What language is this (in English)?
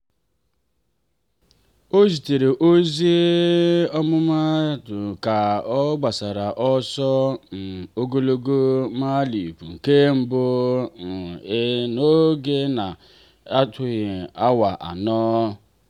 Igbo